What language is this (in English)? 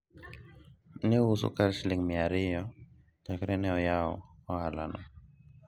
Luo (Kenya and Tanzania)